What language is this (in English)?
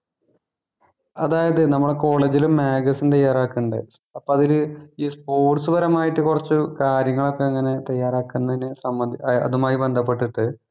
Malayalam